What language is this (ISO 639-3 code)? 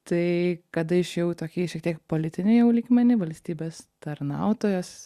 lit